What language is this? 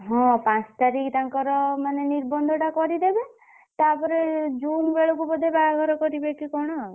Odia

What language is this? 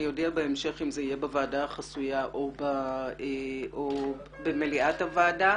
Hebrew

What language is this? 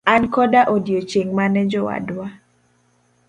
Luo (Kenya and Tanzania)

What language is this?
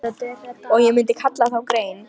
Icelandic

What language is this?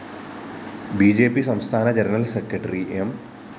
Malayalam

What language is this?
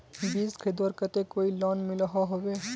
Magahi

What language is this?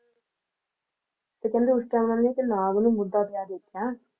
Punjabi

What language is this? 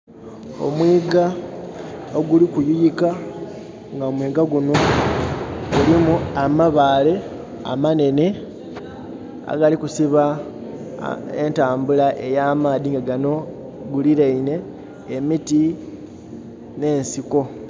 Soga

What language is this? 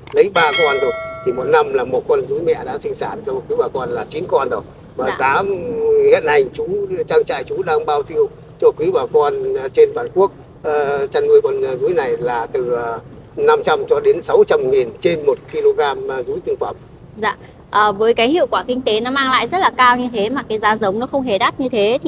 Vietnamese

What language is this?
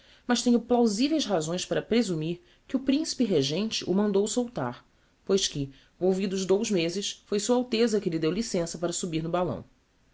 Portuguese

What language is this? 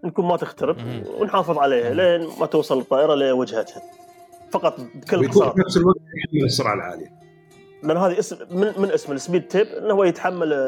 Arabic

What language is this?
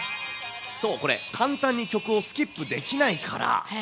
Japanese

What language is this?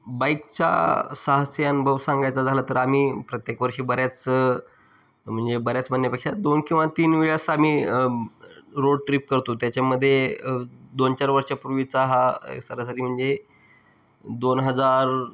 Marathi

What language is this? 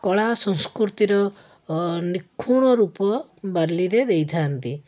Odia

